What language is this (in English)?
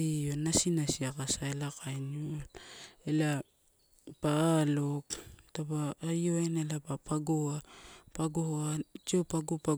Torau